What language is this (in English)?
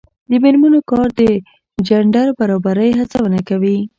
Pashto